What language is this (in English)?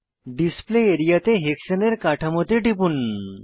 Bangla